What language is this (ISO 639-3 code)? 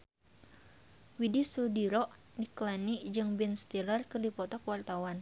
sun